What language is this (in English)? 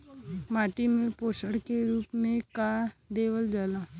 Bhojpuri